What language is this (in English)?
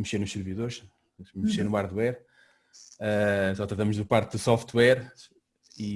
Portuguese